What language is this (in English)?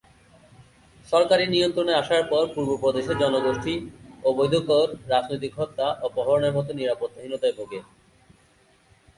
Bangla